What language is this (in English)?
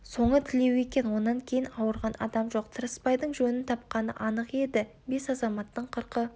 Kazakh